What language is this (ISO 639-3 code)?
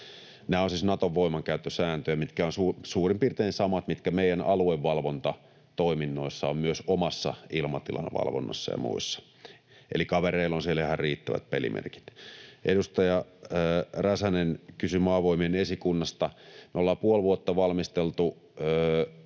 fin